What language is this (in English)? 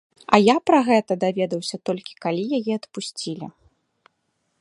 Belarusian